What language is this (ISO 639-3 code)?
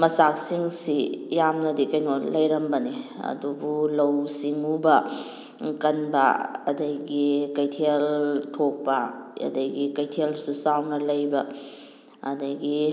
mni